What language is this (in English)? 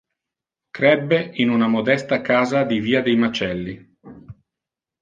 Italian